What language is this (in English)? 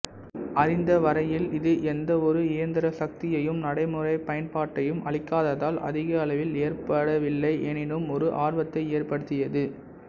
Tamil